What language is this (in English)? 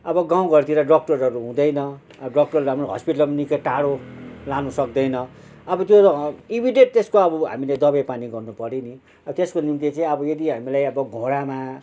Nepali